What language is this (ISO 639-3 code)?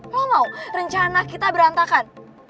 ind